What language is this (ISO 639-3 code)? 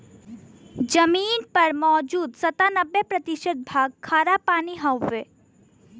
bho